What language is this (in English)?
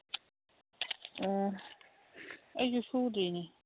Manipuri